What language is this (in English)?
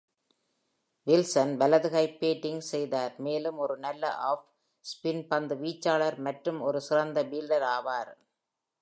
Tamil